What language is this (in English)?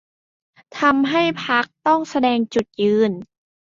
Thai